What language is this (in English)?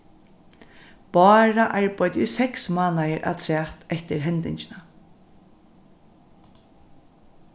Faroese